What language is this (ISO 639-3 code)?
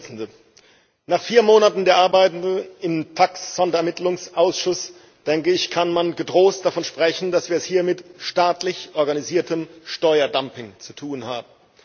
deu